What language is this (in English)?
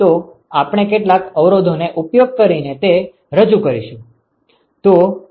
Gujarati